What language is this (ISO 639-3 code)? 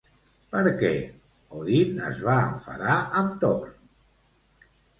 cat